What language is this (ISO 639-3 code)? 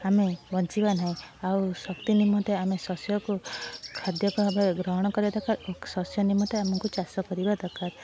ori